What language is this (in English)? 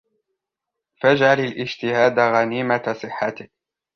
Arabic